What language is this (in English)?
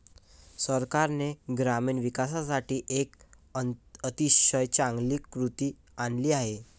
Marathi